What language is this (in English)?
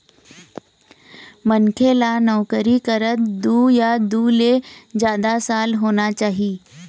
Chhattisgarhi